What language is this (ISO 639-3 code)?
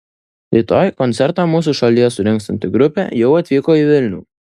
lit